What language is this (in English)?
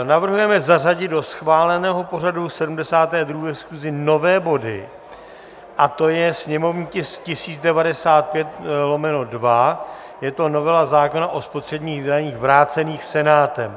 Czech